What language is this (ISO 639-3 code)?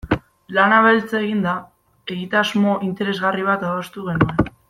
eus